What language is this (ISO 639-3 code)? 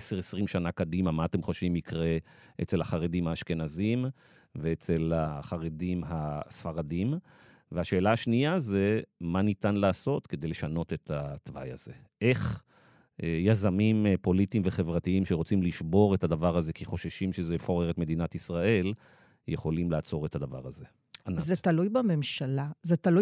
heb